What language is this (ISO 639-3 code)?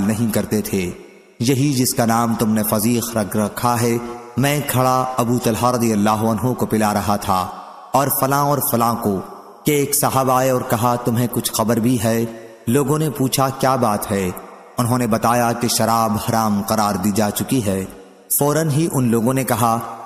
hin